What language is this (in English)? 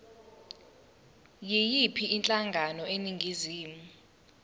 Zulu